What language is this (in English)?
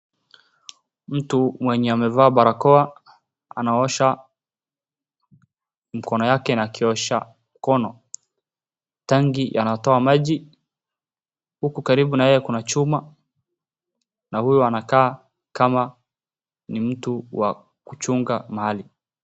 Swahili